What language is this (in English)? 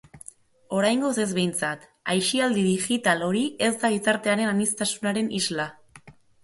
Basque